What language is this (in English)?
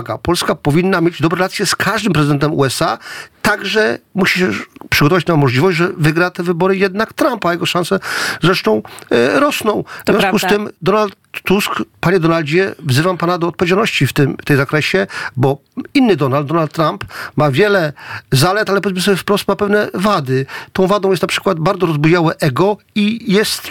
Polish